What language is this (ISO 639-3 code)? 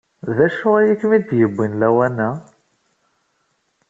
kab